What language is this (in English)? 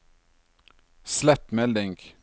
Norwegian